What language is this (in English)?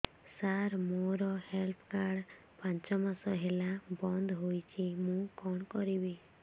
Odia